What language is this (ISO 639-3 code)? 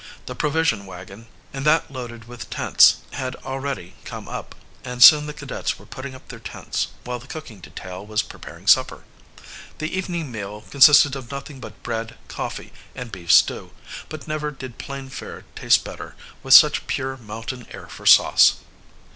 eng